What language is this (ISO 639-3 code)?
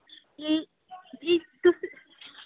doi